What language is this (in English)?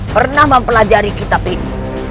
Indonesian